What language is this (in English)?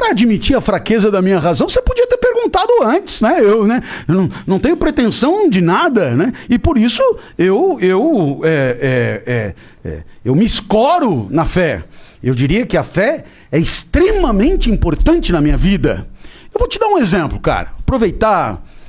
Portuguese